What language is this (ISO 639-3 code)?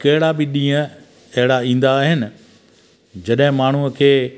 snd